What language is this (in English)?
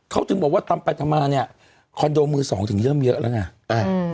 Thai